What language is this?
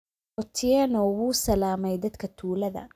Somali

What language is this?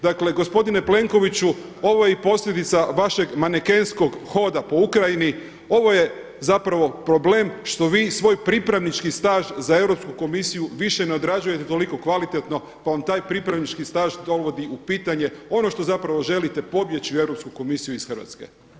Croatian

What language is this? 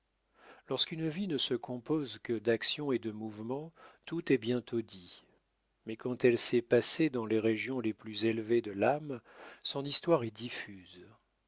French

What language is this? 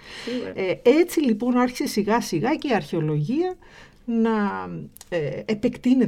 Greek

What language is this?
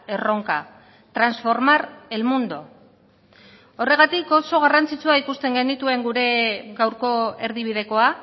Basque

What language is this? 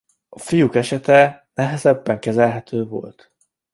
Hungarian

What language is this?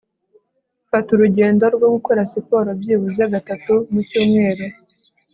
Kinyarwanda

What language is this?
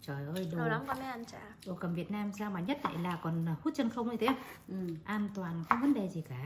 Vietnamese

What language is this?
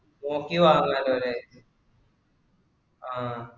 Malayalam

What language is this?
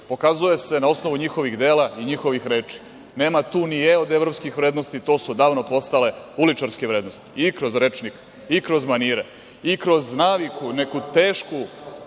Serbian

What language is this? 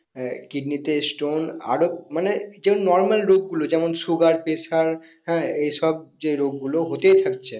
Bangla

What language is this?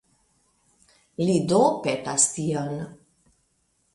Esperanto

